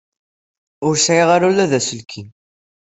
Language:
Kabyle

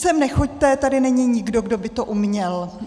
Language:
Czech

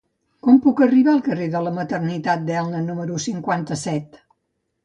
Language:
Catalan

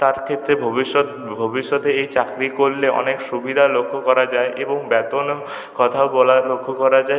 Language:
Bangla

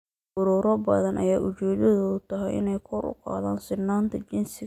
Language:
Somali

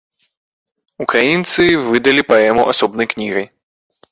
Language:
Belarusian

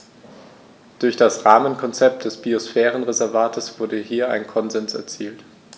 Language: German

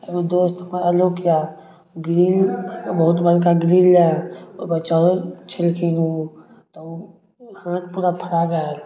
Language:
Maithili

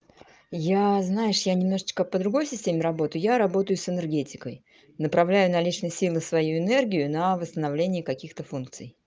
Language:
Russian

